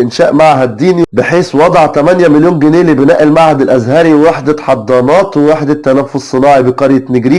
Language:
Arabic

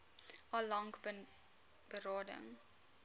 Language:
Afrikaans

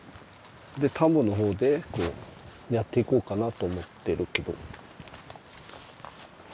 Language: Japanese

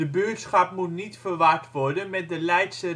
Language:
Dutch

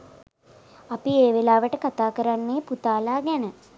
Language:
Sinhala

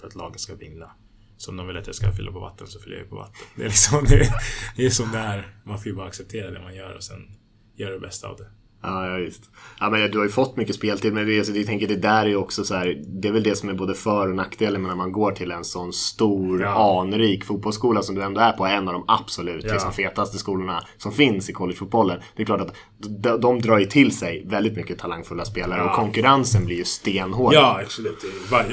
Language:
Swedish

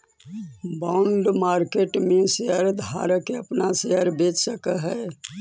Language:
Magahi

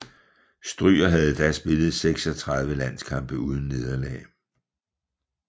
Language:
Danish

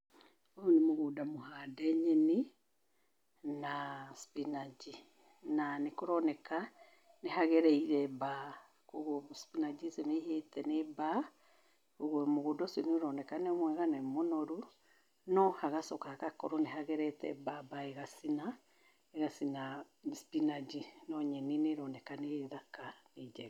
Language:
Kikuyu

